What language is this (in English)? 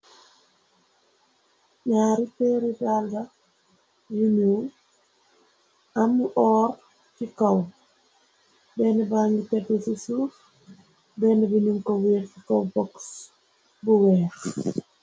Wolof